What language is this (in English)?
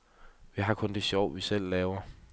Danish